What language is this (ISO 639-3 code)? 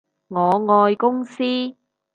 yue